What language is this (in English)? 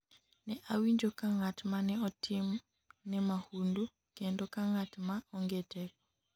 Luo (Kenya and Tanzania)